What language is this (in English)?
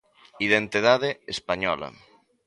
Galician